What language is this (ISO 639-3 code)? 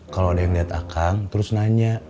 ind